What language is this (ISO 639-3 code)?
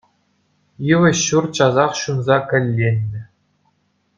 chv